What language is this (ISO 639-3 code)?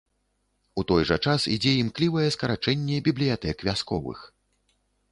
bel